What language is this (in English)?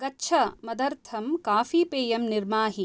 Sanskrit